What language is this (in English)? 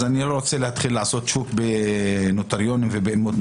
Hebrew